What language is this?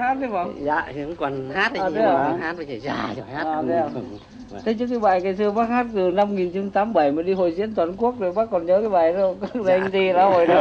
Vietnamese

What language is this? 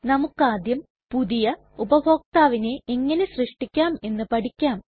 Malayalam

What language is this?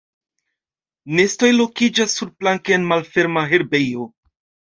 Esperanto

